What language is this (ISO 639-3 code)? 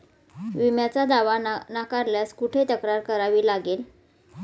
mar